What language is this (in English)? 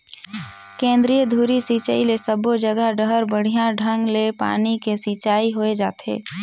Chhattisgarhi